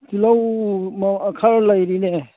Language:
Manipuri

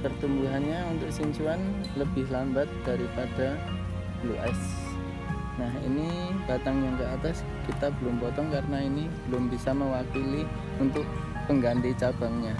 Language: Indonesian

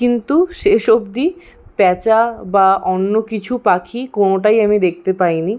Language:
Bangla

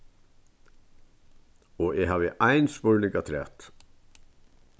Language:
Faroese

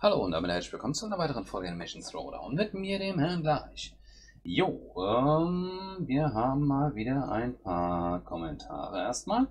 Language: German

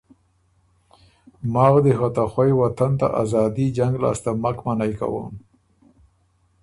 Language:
Ormuri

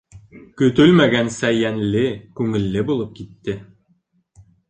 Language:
Bashkir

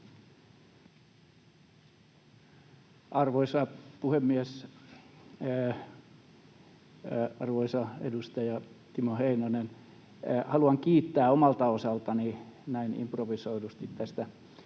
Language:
Finnish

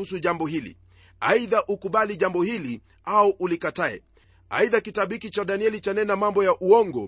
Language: Swahili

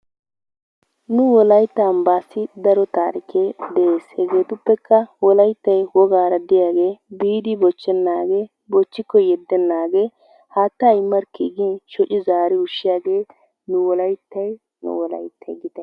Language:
Wolaytta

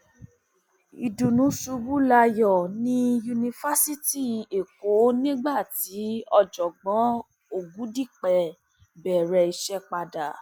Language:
Yoruba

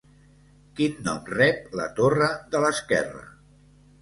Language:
Catalan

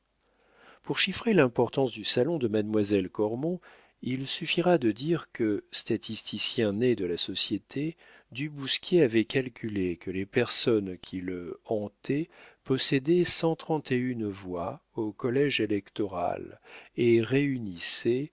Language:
French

